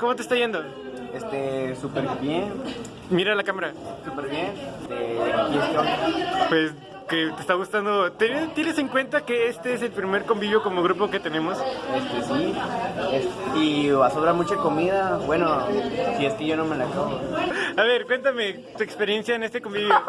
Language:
Spanish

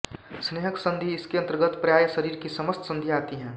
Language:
Hindi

